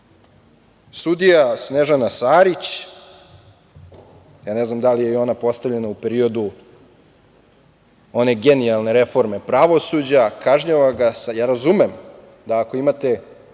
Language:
Serbian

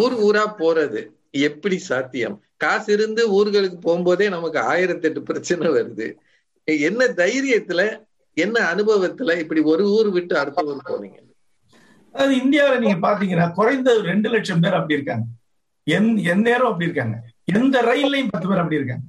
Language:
Tamil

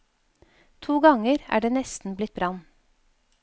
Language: Norwegian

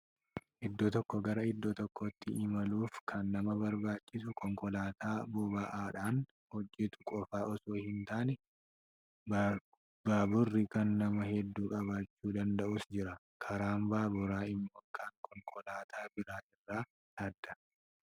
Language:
Oromo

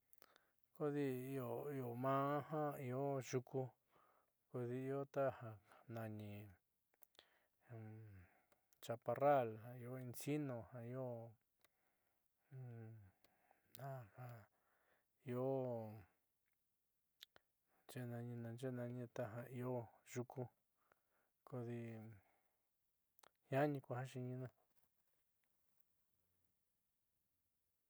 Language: Southeastern Nochixtlán Mixtec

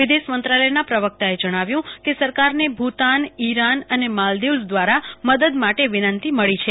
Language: Gujarati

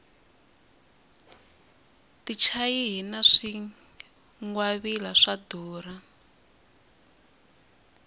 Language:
Tsonga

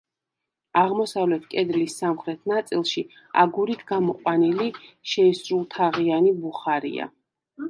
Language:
Georgian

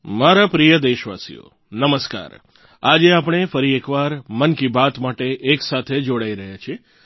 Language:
Gujarati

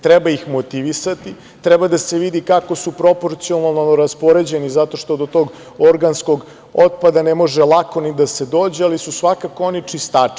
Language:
Serbian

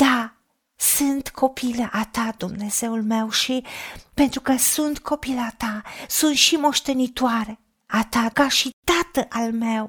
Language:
Romanian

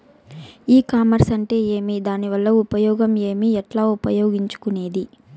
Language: Telugu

